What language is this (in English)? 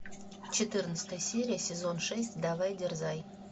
Russian